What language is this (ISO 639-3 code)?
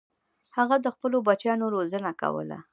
pus